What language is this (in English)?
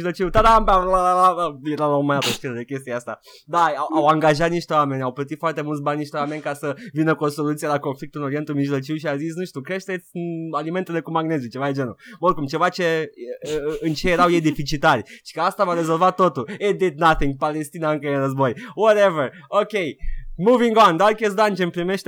Romanian